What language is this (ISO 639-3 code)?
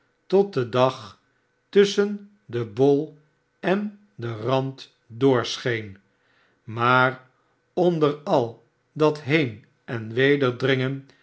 nld